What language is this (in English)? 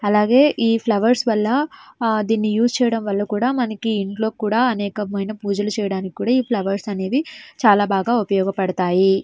Telugu